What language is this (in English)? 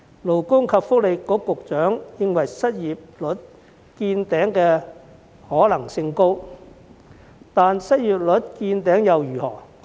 Cantonese